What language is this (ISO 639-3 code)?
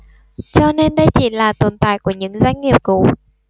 vie